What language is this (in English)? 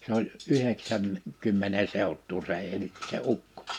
Finnish